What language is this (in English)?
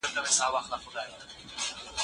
Pashto